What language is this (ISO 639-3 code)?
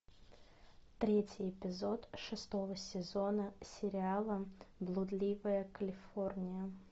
rus